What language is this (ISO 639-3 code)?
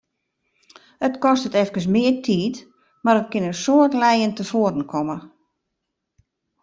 fry